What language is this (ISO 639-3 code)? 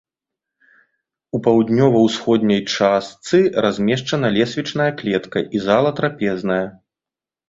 bel